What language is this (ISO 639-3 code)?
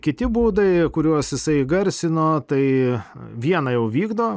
lit